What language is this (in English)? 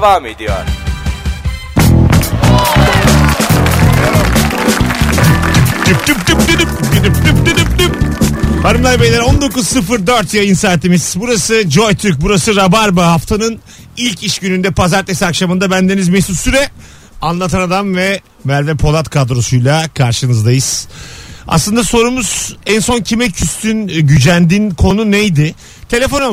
Turkish